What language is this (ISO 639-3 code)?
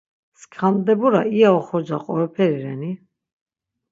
lzz